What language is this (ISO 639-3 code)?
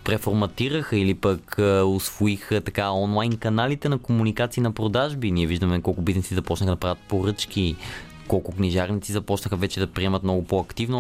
bul